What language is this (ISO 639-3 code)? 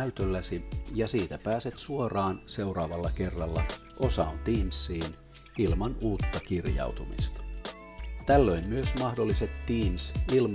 fin